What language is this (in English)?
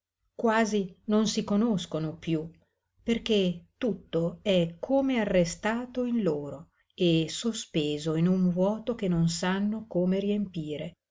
Italian